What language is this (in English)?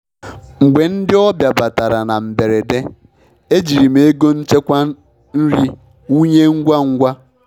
Igbo